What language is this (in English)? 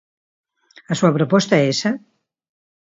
Galician